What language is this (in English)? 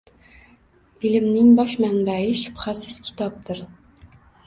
Uzbek